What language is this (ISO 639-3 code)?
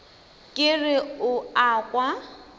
nso